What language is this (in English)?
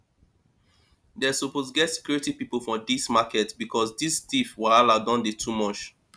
Nigerian Pidgin